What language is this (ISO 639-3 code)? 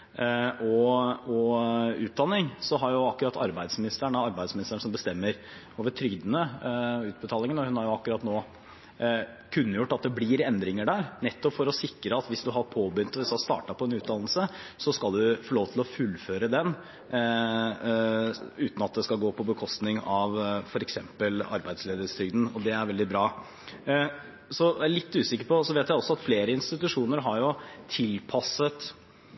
nob